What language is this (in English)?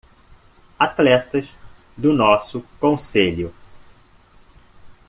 Portuguese